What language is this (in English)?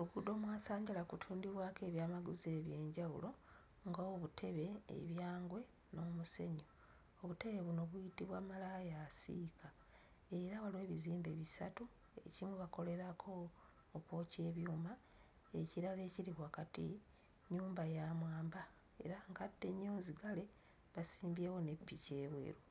Ganda